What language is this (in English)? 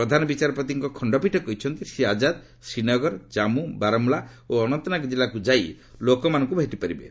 Odia